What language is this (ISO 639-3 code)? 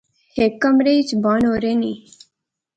phr